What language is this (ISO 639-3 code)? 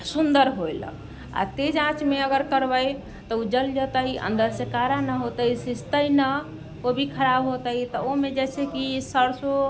mai